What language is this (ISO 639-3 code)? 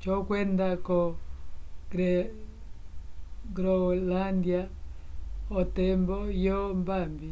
umb